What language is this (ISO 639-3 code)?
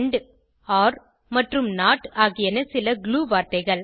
tam